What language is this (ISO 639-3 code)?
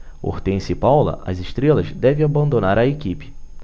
por